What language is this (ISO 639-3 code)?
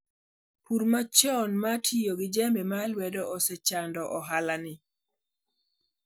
luo